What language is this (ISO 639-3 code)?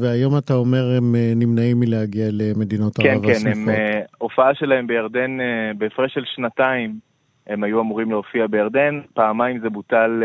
heb